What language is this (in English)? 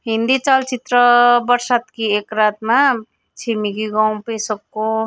Nepali